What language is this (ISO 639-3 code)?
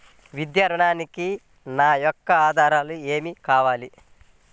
tel